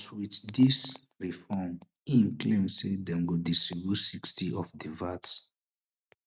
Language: Nigerian Pidgin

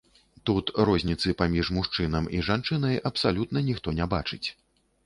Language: Belarusian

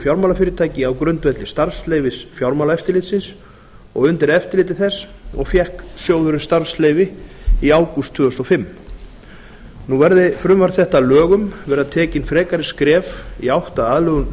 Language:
Icelandic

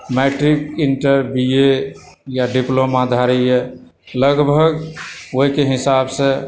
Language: Maithili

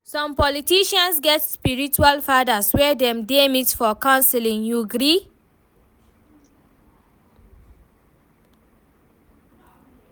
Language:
Nigerian Pidgin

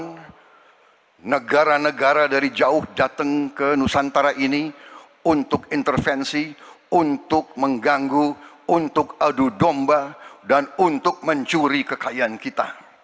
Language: Indonesian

